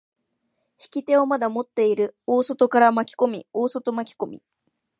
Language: Japanese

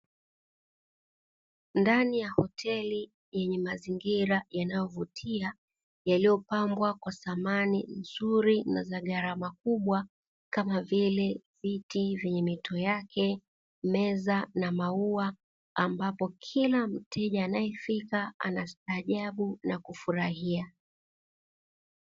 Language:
Swahili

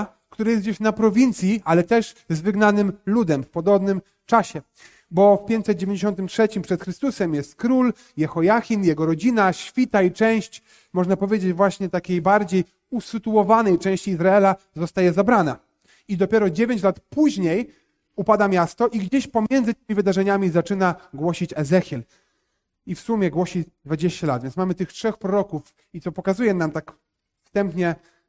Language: Polish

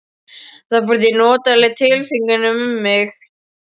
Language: Icelandic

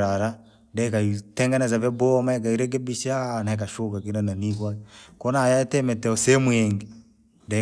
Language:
Langi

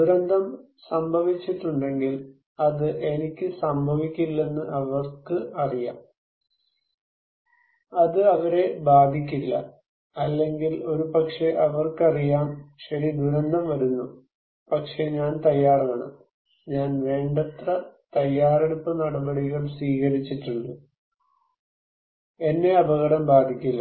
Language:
Malayalam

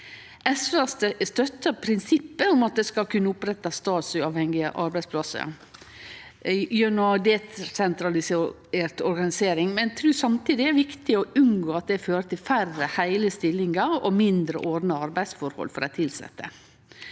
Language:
Norwegian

